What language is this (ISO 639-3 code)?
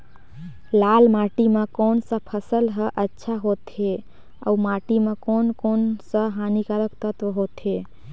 hne